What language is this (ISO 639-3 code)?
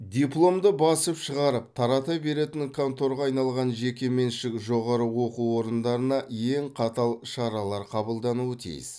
kaz